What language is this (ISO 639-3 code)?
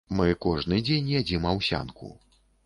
bel